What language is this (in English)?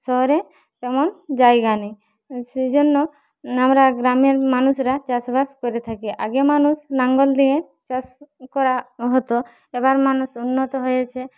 Bangla